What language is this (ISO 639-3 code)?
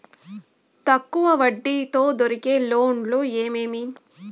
tel